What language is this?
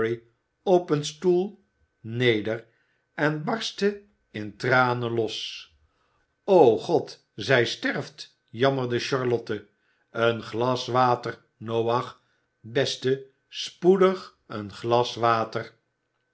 Dutch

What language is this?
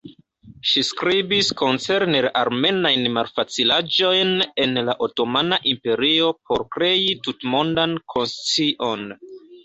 Esperanto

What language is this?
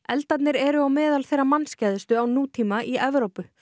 Icelandic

